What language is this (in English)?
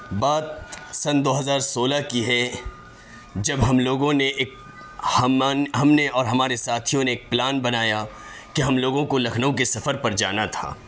Urdu